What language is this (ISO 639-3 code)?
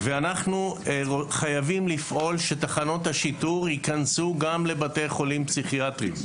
heb